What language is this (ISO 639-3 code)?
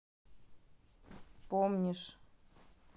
rus